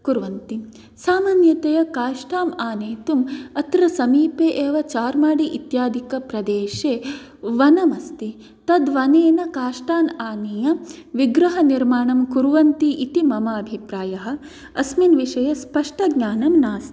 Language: Sanskrit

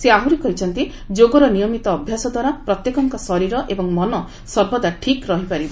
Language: Odia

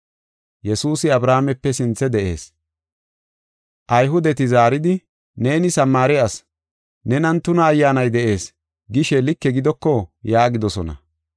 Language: Gofa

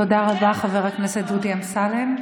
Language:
Hebrew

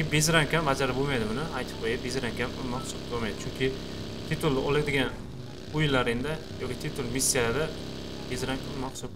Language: Turkish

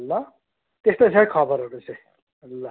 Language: Nepali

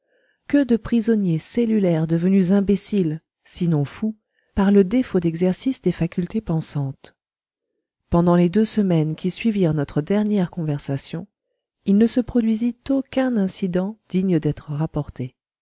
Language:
French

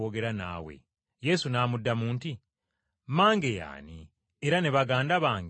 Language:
Ganda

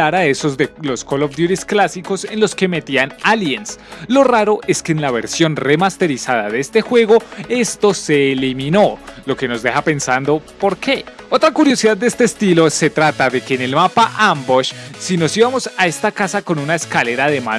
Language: Spanish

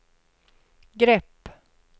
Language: Swedish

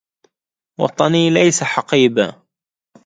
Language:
Arabic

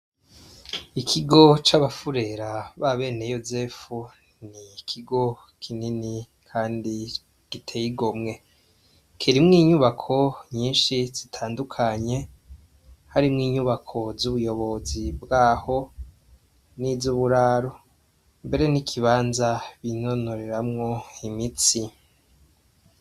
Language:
Rundi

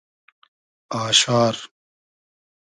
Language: Hazaragi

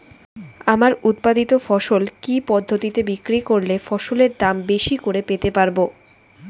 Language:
Bangla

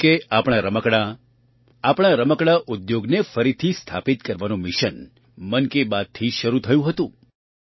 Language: Gujarati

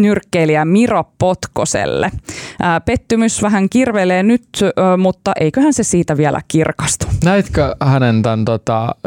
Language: Finnish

